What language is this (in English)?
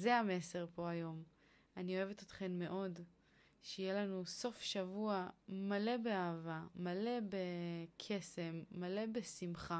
Hebrew